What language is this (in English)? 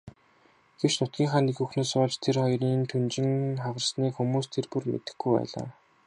Mongolian